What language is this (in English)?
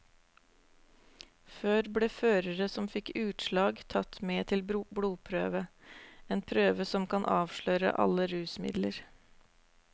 Norwegian